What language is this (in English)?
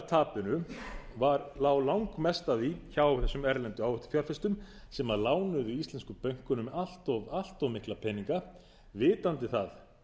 Icelandic